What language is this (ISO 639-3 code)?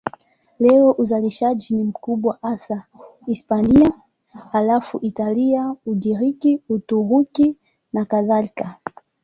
swa